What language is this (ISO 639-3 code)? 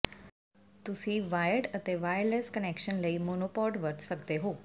pan